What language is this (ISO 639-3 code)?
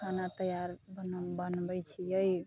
mai